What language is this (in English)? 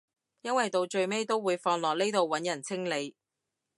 Cantonese